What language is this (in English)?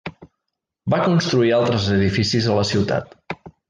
Catalan